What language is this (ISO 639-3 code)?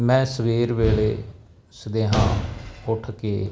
pan